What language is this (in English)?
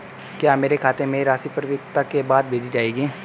Hindi